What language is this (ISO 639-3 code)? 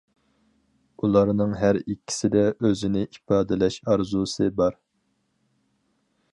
uig